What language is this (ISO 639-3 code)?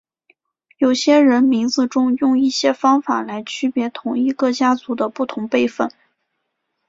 zho